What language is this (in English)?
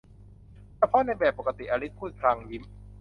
Thai